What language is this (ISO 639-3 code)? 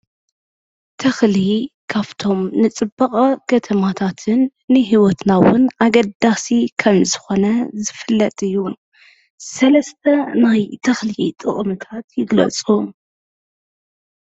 tir